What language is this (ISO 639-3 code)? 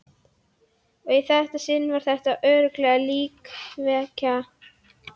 isl